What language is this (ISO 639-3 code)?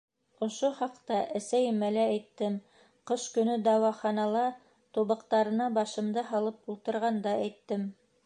bak